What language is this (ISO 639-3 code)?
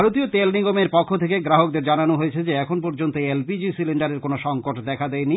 ben